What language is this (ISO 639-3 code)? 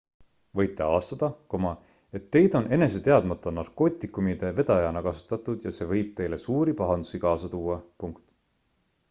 est